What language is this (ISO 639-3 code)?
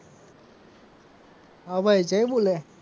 guj